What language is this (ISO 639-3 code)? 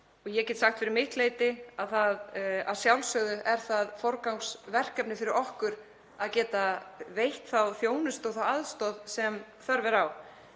isl